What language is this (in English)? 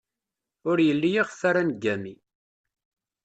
Kabyle